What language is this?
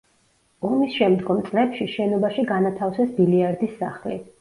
Georgian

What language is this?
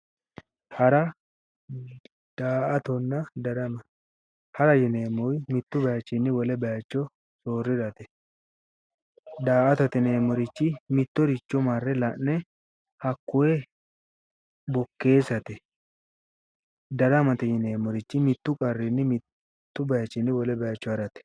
Sidamo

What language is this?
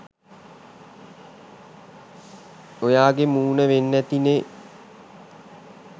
Sinhala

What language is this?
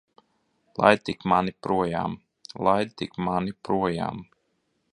Latvian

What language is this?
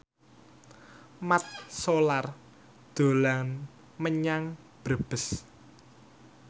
Javanese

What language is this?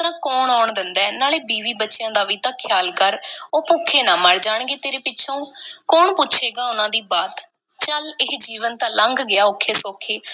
Punjabi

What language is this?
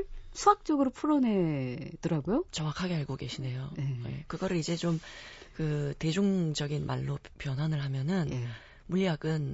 Korean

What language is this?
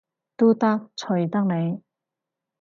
Cantonese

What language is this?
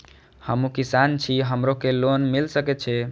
Maithili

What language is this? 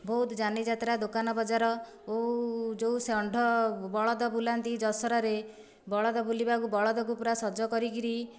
Odia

